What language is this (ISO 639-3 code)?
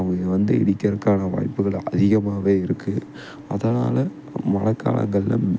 tam